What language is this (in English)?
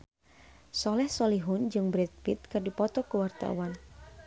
Sundanese